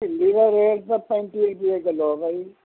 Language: Punjabi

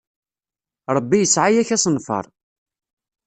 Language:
Kabyle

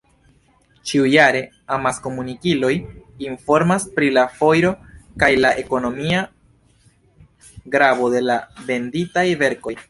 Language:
Esperanto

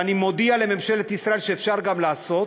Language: Hebrew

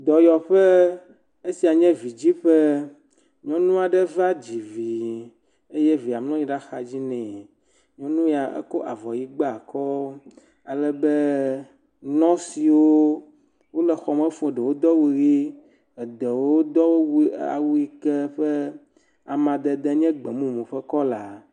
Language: Ewe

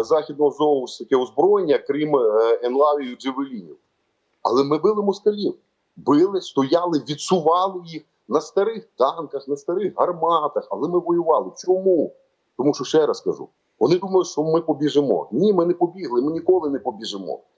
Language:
Ukrainian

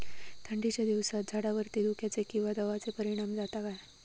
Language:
Marathi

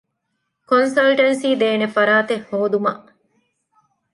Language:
Divehi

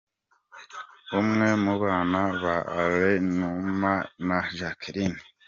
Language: Kinyarwanda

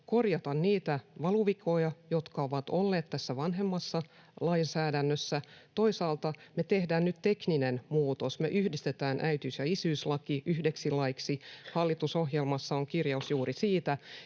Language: Finnish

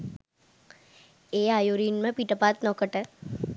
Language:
Sinhala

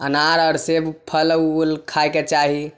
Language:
Maithili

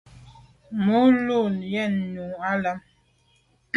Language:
Medumba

